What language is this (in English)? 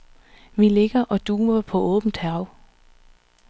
Danish